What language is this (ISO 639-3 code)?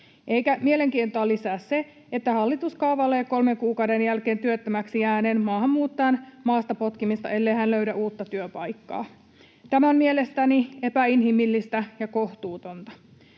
fin